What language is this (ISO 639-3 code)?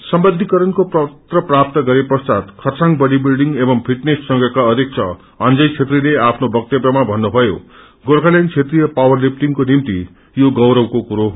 nep